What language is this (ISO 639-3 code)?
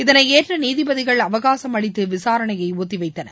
tam